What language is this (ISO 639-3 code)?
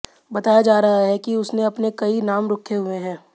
hin